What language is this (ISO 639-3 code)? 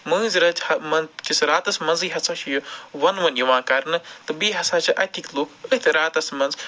kas